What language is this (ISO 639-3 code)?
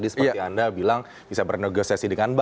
ind